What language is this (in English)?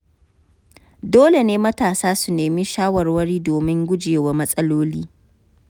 Hausa